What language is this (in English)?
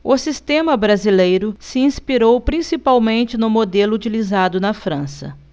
Portuguese